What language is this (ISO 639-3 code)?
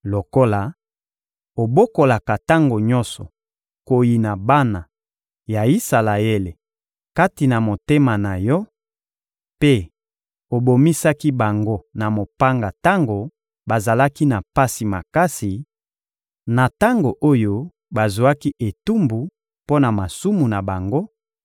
lin